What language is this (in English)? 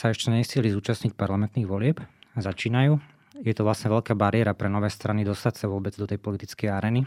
Slovak